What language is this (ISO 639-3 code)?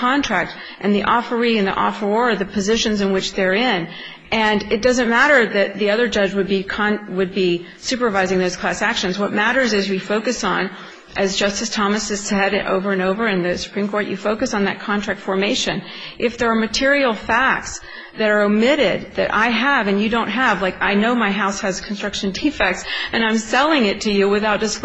eng